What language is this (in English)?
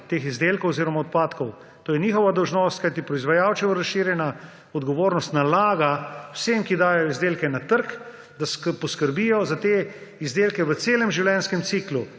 Slovenian